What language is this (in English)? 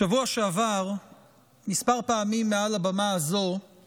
Hebrew